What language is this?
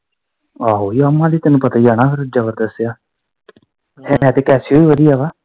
Punjabi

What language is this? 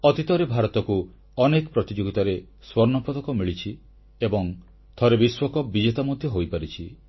Odia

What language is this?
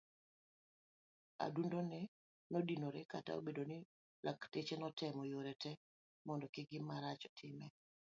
Luo (Kenya and Tanzania)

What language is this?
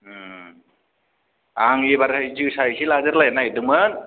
Bodo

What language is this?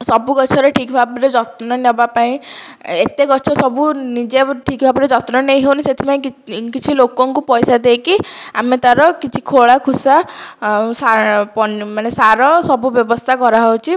Odia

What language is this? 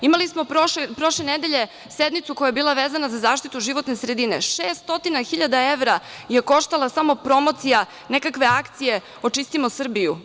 Serbian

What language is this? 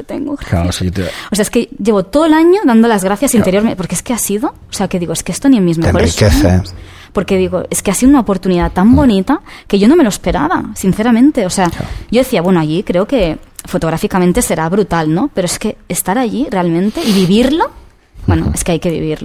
Spanish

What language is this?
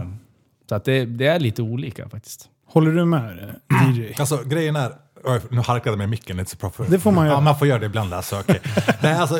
Swedish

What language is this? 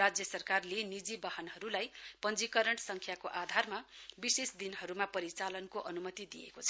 Nepali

